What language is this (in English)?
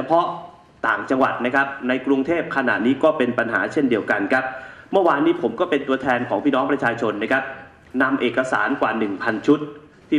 Thai